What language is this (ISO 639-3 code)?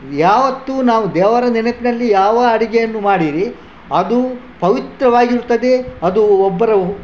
kan